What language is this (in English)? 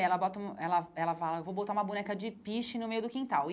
Portuguese